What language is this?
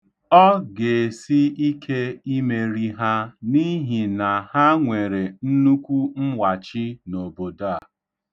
Igbo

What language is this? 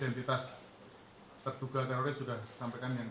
Indonesian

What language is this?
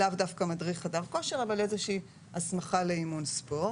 Hebrew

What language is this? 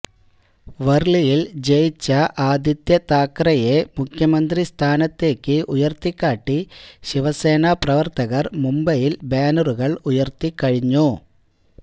Malayalam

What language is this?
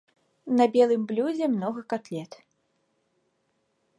Belarusian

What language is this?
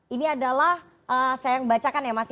Indonesian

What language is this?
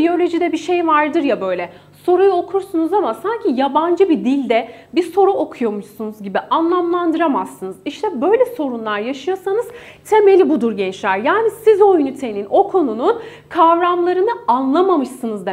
Turkish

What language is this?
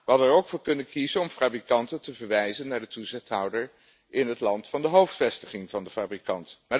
Dutch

